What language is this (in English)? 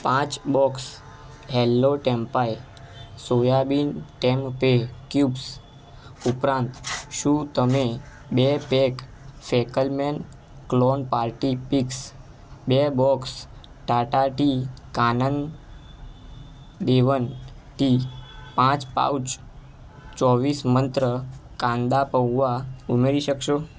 Gujarati